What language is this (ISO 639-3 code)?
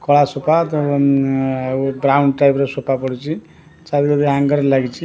ori